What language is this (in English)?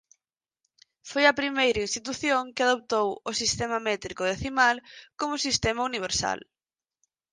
Galician